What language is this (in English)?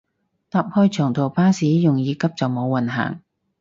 Cantonese